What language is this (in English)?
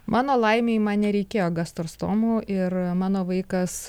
Lithuanian